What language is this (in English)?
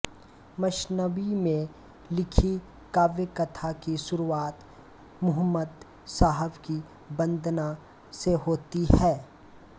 Hindi